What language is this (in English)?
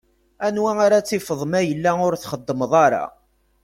Kabyle